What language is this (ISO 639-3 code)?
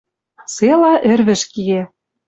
mrj